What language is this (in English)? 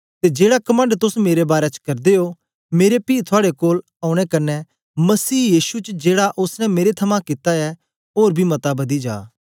Dogri